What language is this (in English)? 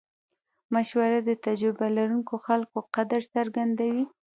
Pashto